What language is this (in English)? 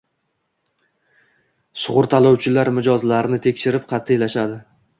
Uzbek